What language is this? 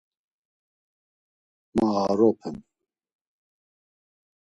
Laz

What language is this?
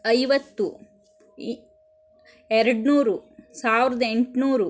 Kannada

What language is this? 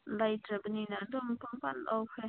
Manipuri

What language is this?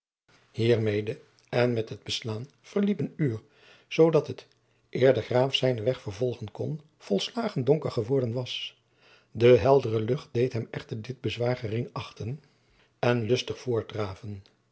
Dutch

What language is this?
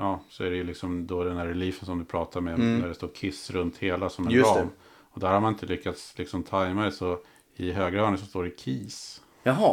Swedish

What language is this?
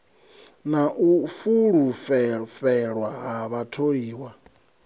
Venda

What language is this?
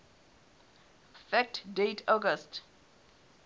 Southern Sotho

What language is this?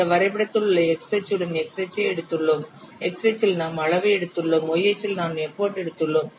Tamil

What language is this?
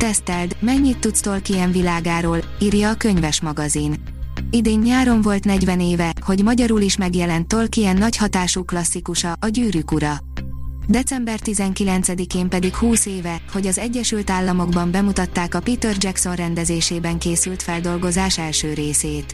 Hungarian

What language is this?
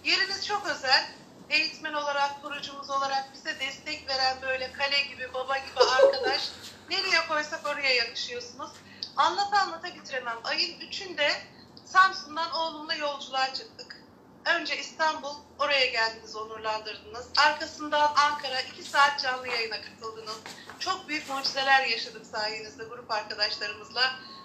Turkish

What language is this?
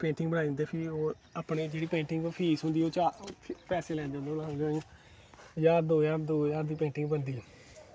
Dogri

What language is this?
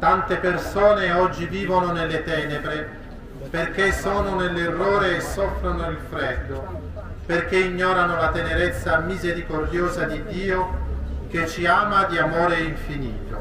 Italian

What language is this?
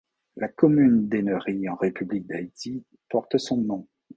French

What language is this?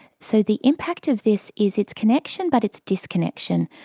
English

